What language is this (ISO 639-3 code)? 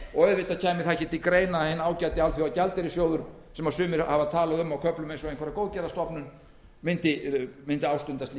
isl